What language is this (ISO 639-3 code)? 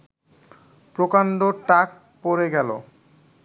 ben